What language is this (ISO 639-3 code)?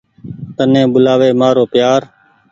gig